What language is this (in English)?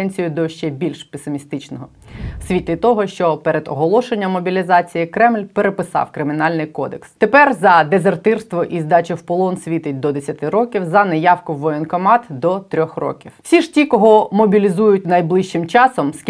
Ukrainian